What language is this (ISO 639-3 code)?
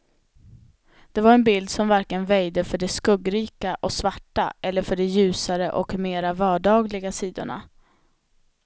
swe